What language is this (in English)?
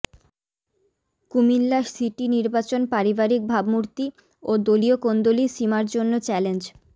Bangla